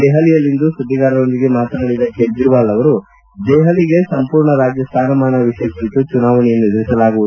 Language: Kannada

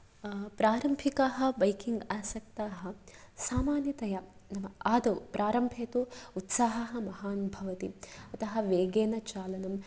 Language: Sanskrit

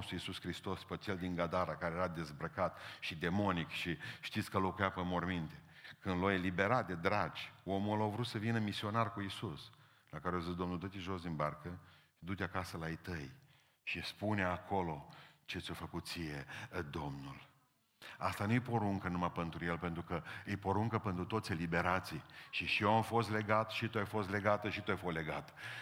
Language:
Romanian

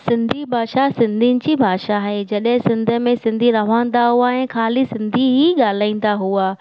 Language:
Sindhi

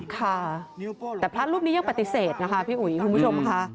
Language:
Thai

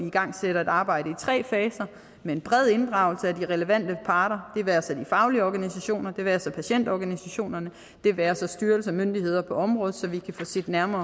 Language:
Danish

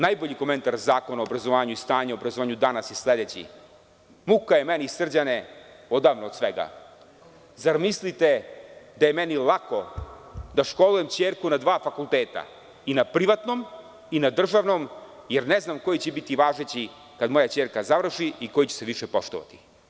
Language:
Serbian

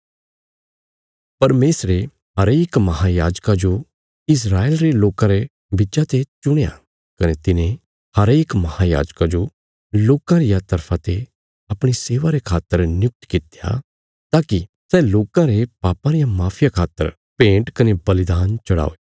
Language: Bilaspuri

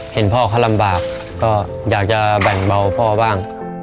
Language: Thai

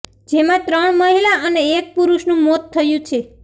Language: Gujarati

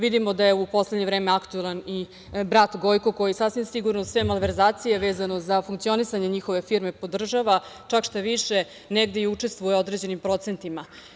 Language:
Serbian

